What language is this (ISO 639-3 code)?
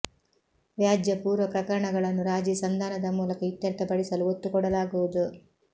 kan